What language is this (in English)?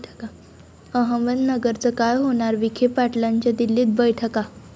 Marathi